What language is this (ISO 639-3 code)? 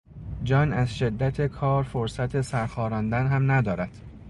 fas